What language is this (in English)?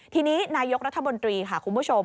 Thai